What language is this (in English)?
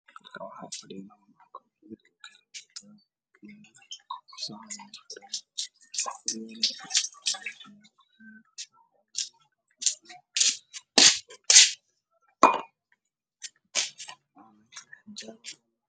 Somali